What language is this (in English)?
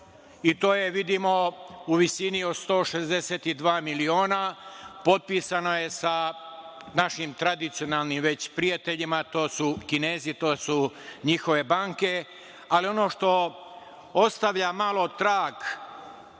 Serbian